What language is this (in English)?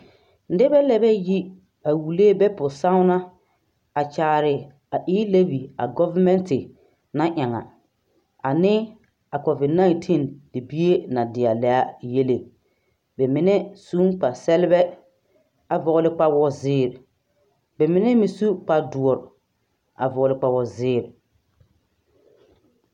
Southern Dagaare